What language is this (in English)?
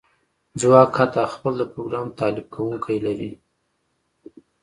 Pashto